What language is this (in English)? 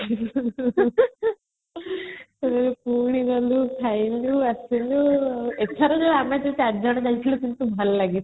Odia